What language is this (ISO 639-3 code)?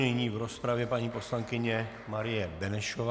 ces